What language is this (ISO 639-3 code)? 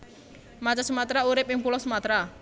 jav